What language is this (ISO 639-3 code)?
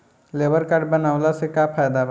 bho